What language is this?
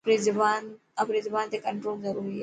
Dhatki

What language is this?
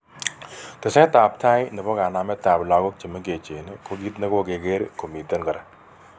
Kalenjin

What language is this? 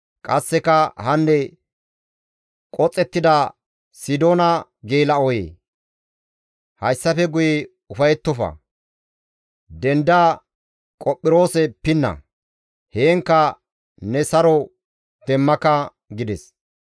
Gamo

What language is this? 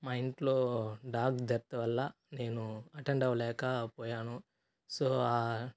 Telugu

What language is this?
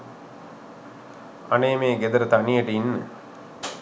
Sinhala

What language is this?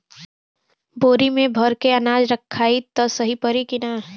Bhojpuri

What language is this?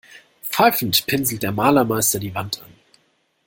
German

